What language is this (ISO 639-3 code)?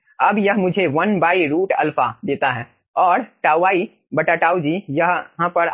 hin